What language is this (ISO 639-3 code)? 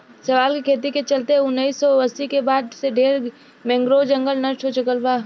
bho